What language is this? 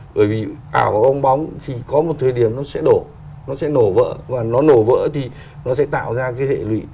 Vietnamese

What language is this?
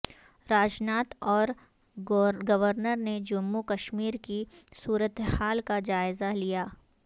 Urdu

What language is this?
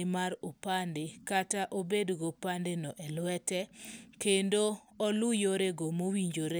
Luo (Kenya and Tanzania)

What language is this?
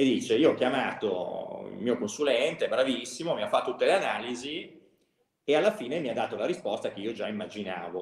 Italian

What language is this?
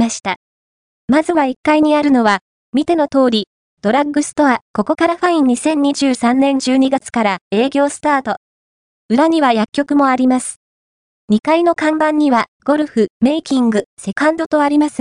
Japanese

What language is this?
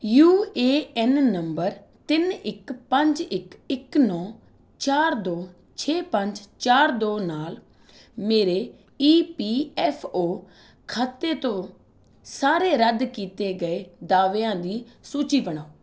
Punjabi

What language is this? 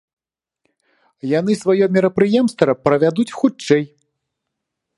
Belarusian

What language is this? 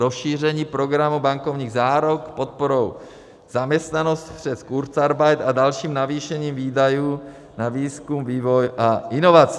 Czech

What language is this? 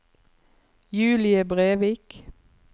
Norwegian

